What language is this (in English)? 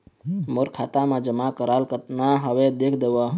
Chhattisgarhi